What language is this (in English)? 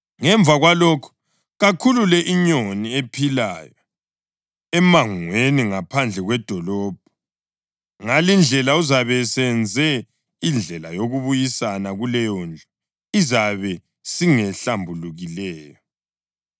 North Ndebele